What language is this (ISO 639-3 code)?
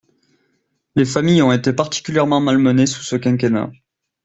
fra